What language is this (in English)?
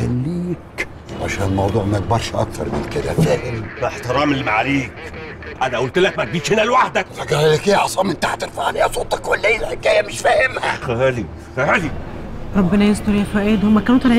Arabic